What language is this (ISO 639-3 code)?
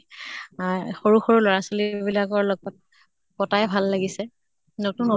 asm